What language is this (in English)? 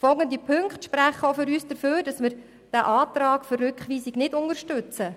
Swiss German